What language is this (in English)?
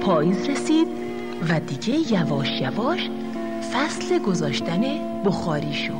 Persian